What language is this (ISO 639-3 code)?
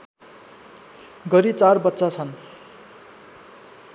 nep